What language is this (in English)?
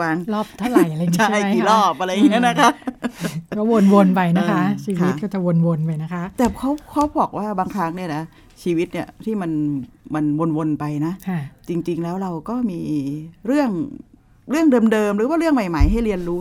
Thai